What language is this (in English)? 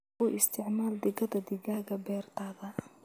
Somali